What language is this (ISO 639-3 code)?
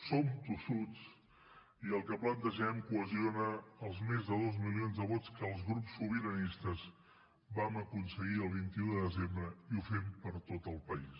cat